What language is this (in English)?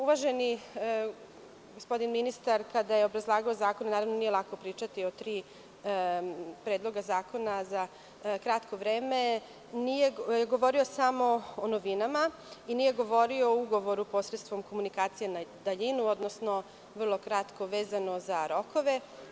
Serbian